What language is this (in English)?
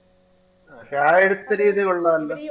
Malayalam